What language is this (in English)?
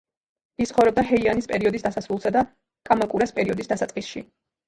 Georgian